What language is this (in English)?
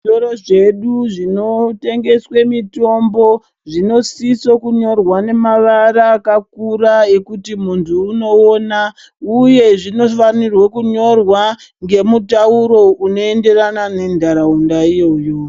Ndau